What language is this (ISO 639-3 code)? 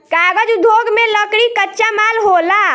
bho